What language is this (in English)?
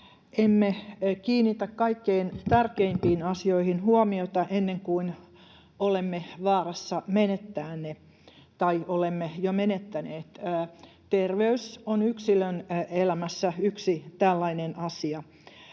Finnish